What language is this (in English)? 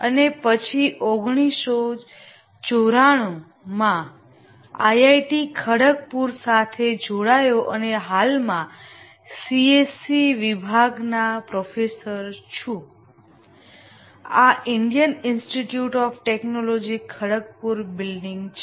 Gujarati